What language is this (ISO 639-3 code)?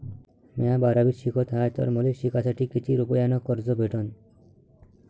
mar